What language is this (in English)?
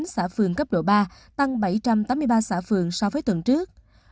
Vietnamese